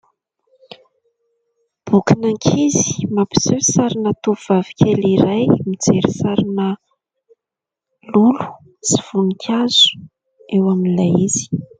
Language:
Malagasy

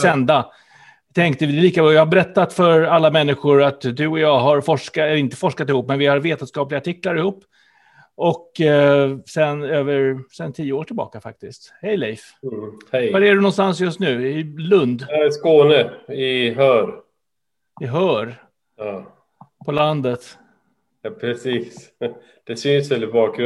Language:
Swedish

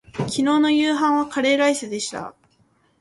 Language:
Japanese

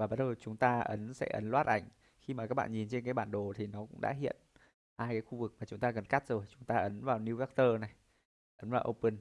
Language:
Vietnamese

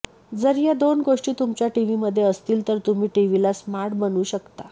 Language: Marathi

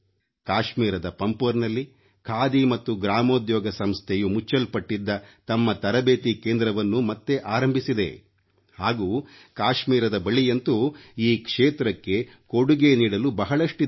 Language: Kannada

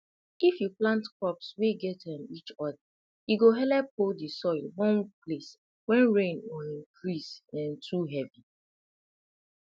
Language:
Nigerian Pidgin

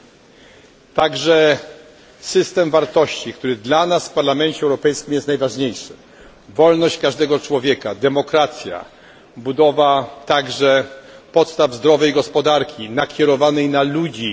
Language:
Polish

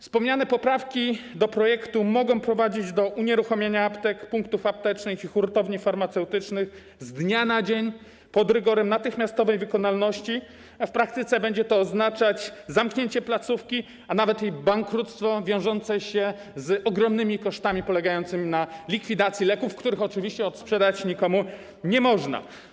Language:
Polish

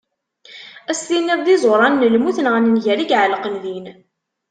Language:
Kabyle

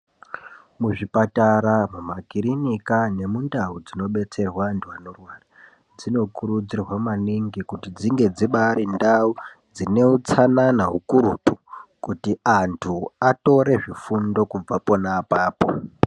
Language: Ndau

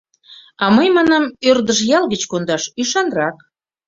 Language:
Mari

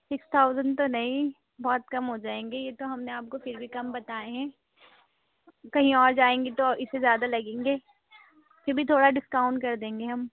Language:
Urdu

